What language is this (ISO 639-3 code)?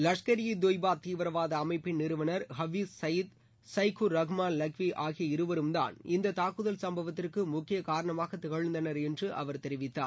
tam